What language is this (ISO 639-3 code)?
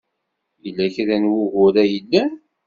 kab